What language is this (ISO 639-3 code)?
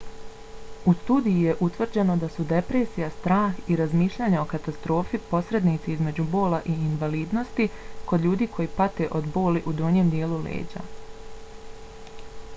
bos